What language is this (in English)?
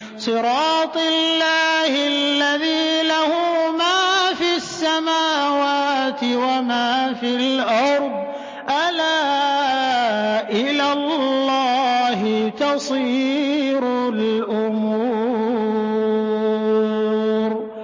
Arabic